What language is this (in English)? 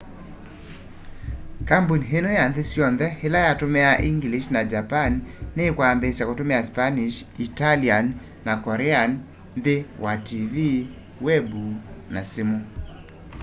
Kamba